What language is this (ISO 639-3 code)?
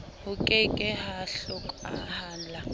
sot